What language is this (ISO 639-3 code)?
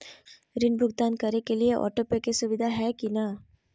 mag